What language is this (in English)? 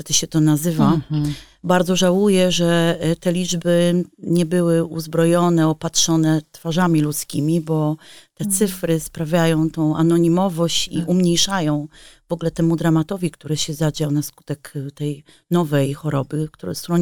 Polish